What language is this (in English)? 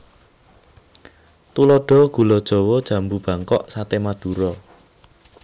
Javanese